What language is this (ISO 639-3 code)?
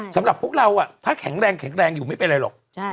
tha